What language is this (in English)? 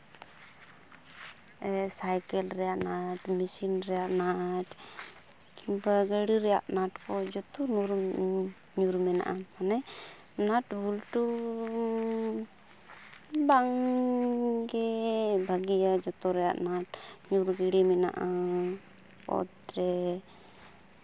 Santali